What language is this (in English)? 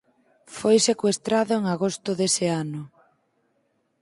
Galician